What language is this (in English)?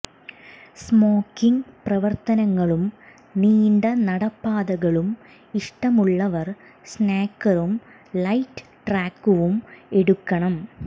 Malayalam